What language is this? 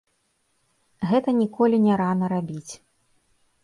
Belarusian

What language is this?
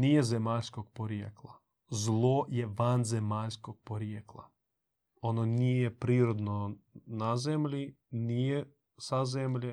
Croatian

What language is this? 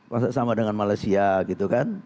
Indonesian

